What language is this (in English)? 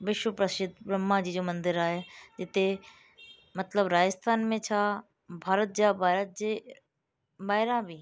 Sindhi